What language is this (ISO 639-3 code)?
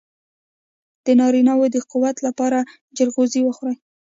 pus